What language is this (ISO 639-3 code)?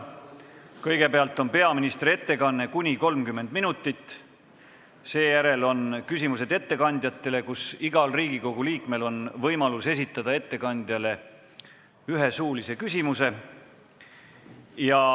est